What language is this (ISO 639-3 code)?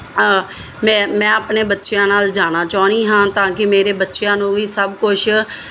pan